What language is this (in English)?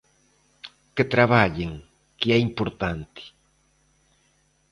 Galician